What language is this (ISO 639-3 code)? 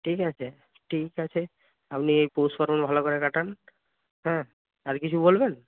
ben